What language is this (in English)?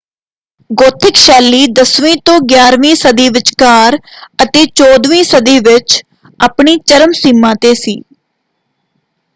Punjabi